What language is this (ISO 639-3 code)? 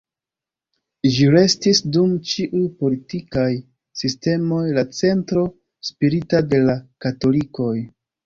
epo